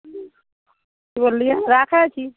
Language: Maithili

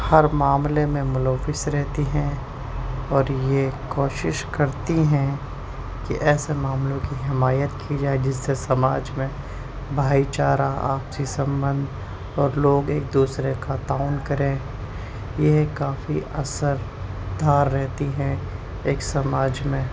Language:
Urdu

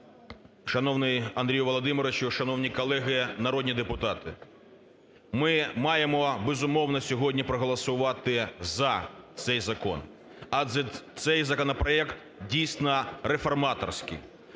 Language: Ukrainian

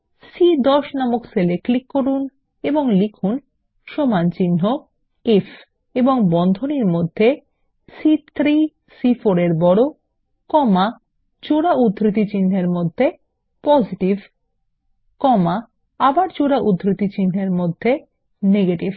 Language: Bangla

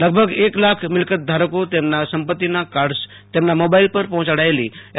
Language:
Gujarati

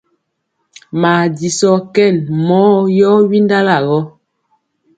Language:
Mpiemo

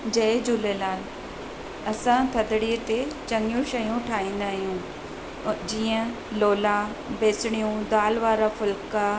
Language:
Sindhi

